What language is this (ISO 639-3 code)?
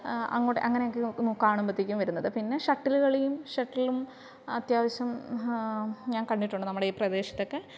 mal